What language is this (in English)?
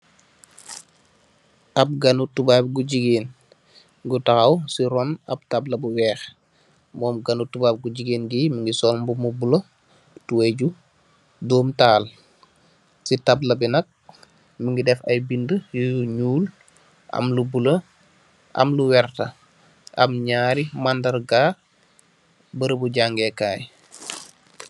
Wolof